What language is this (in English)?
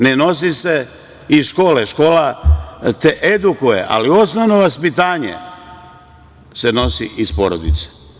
Serbian